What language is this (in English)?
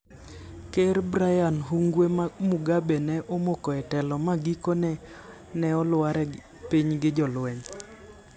Luo (Kenya and Tanzania)